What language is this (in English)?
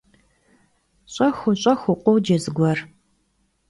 Kabardian